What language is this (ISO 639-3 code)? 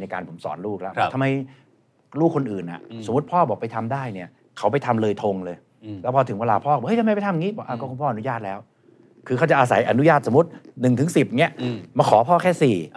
tha